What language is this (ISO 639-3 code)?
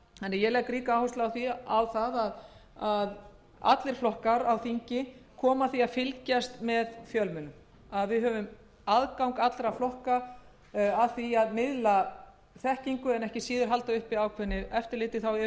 isl